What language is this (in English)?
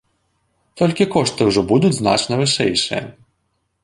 Belarusian